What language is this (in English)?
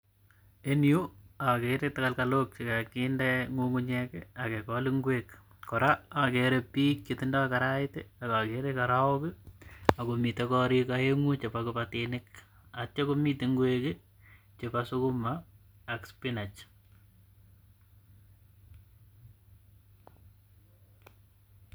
Kalenjin